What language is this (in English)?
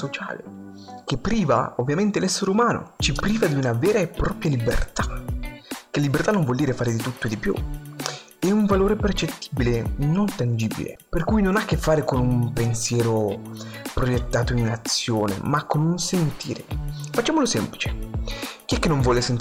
Italian